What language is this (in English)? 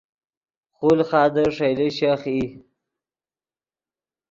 Yidgha